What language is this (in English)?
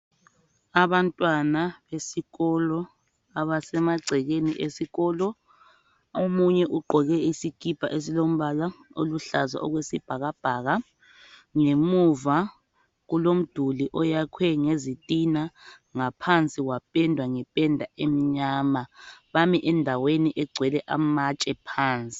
North Ndebele